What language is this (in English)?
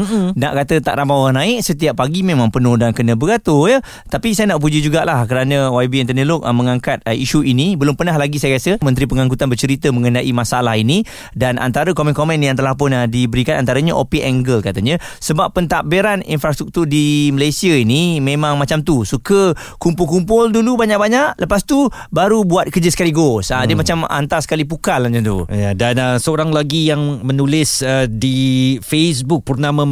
Malay